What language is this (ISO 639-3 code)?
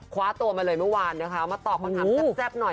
tha